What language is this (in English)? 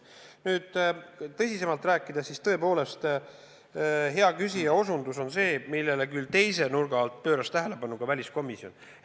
Estonian